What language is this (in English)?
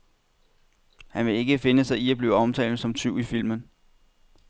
Danish